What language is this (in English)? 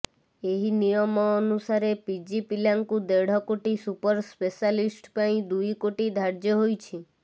Odia